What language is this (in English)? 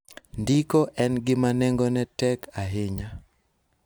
Luo (Kenya and Tanzania)